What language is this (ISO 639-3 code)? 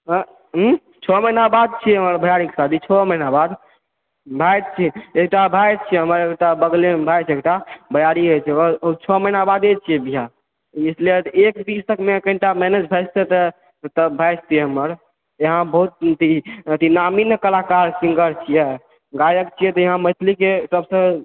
mai